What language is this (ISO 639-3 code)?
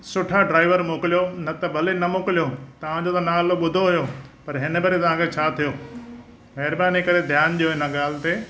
snd